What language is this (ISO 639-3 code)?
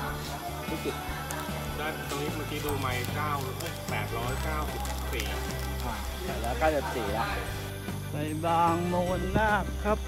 tha